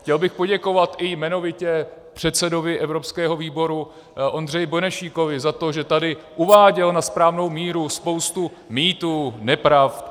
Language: Czech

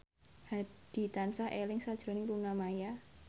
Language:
Javanese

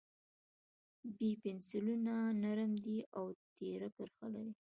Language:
Pashto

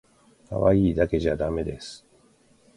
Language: Japanese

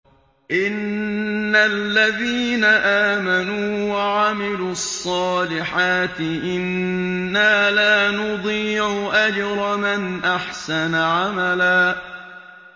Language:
Arabic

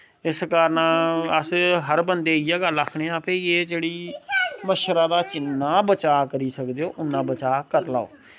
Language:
Dogri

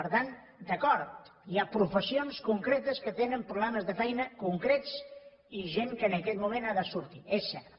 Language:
Catalan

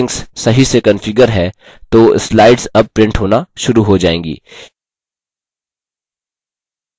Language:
Hindi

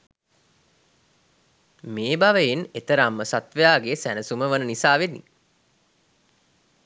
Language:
Sinhala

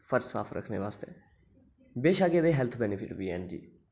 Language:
Dogri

